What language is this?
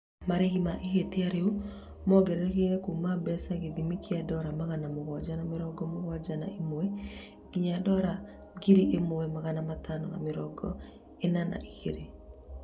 Kikuyu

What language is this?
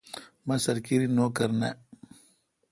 Kalkoti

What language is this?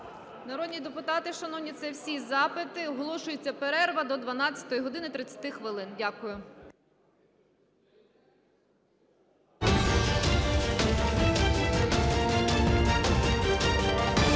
Ukrainian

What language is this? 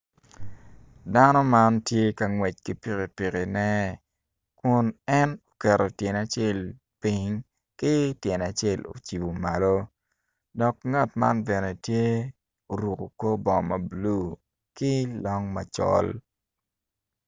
Acoli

